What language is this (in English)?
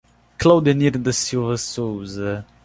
Portuguese